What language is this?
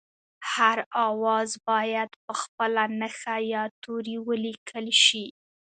Pashto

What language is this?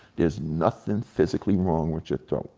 English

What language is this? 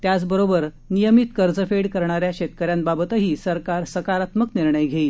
Marathi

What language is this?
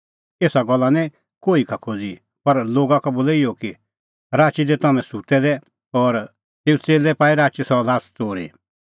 Kullu Pahari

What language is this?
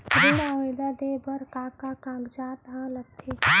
Chhattisgarhi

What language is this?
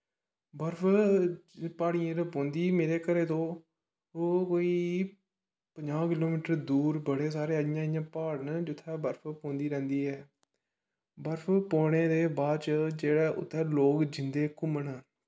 Dogri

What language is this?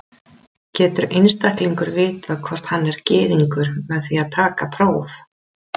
Icelandic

